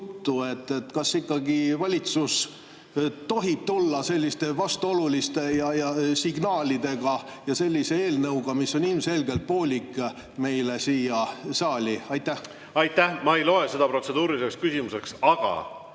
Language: Estonian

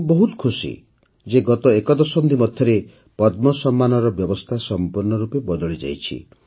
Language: Odia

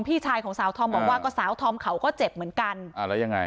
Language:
Thai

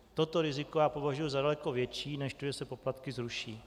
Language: Czech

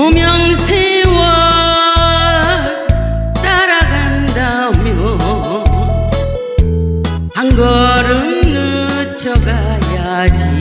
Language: Korean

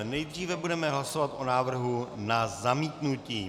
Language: Czech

